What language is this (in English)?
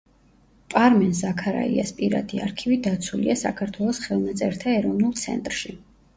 Georgian